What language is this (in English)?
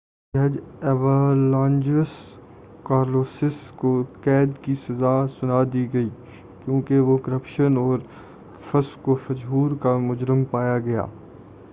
Urdu